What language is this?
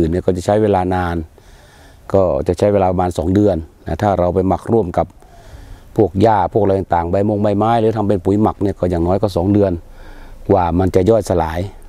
Thai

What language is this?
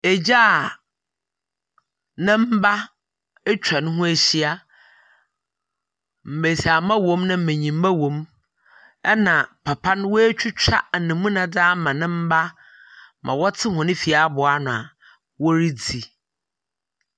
Akan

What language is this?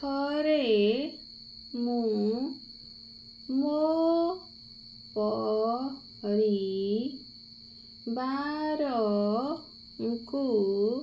Odia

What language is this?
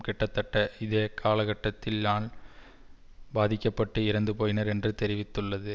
Tamil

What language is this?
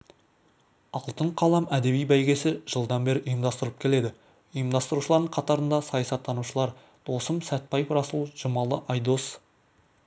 Kazakh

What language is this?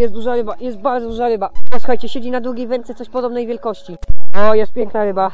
Polish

